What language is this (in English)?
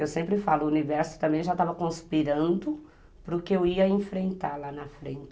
Portuguese